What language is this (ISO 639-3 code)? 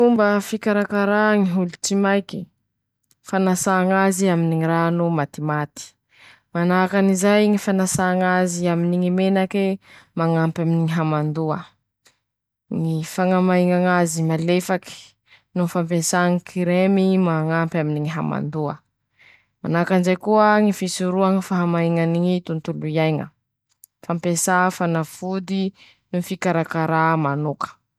msh